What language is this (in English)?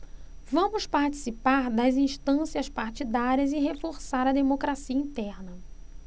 Portuguese